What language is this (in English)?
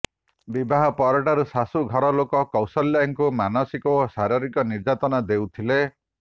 Odia